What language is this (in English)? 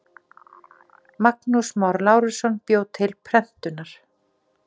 Icelandic